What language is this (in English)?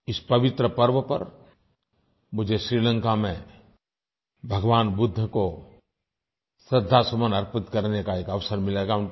Hindi